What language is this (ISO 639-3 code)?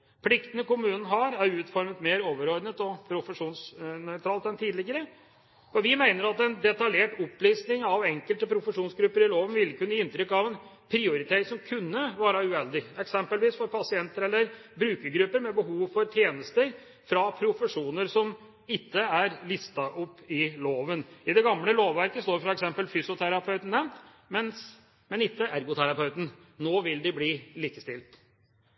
nob